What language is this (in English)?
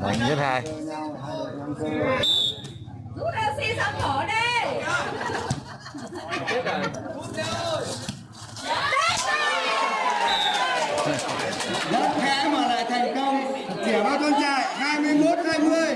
Vietnamese